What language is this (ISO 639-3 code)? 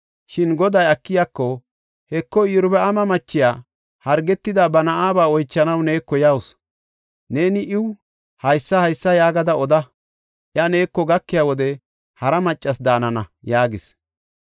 gof